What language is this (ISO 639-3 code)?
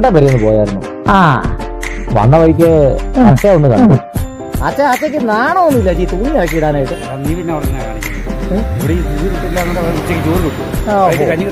mal